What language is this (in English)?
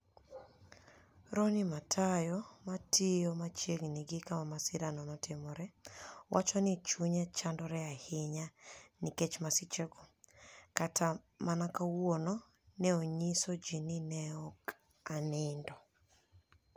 Luo (Kenya and Tanzania)